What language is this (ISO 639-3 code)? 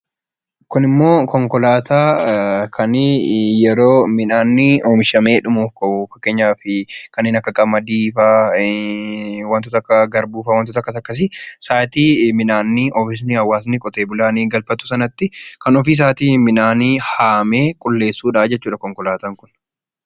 orm